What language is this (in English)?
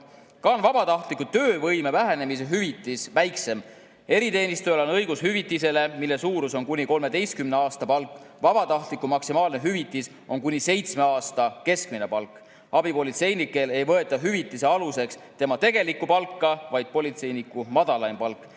Estonian